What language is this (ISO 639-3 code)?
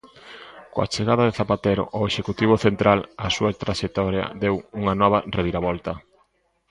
glg